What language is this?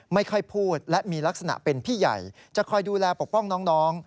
Thai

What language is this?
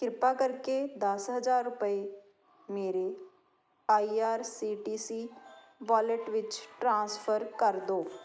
Punjabi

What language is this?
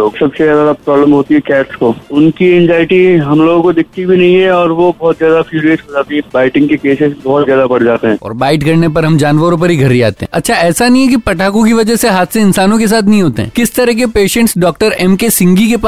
Hindi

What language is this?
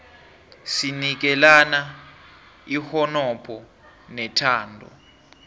South Ndebele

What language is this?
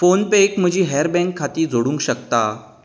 Konkani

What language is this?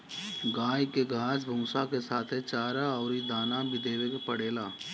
Bhojpuri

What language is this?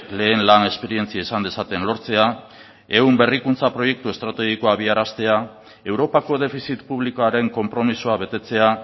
Basque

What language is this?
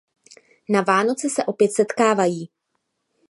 Czech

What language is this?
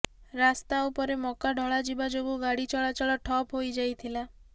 Odia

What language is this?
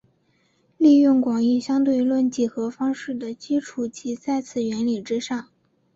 Chinese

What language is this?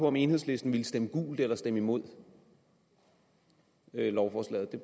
Danish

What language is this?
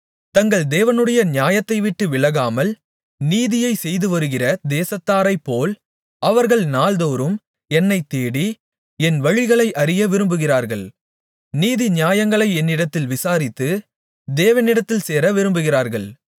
Tamil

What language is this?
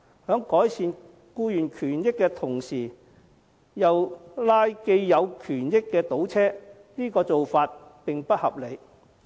Cantonese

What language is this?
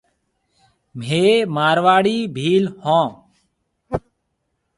Marwari (Pakistan)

